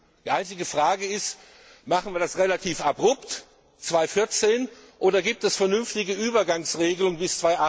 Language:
German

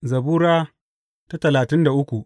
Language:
Hausa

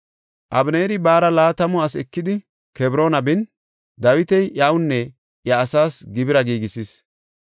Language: Gofa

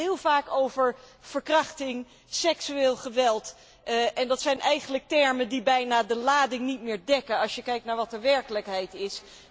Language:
Dutch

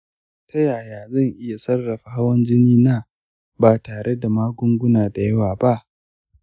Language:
Hausa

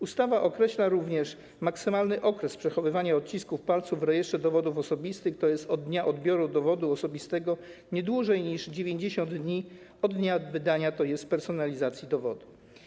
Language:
Polish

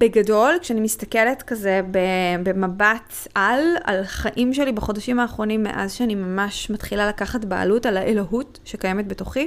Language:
Hebrew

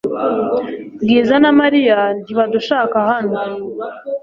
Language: Kinyarwanda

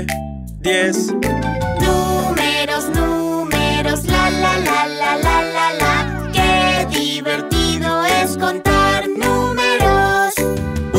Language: Spanish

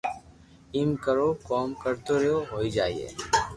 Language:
Loarki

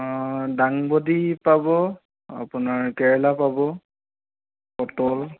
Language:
Assamese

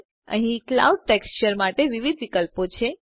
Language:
Gujarati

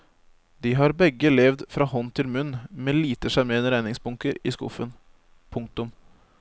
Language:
Norwegian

